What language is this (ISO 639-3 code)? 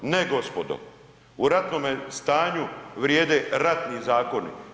hrv